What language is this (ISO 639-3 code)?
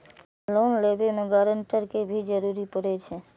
mai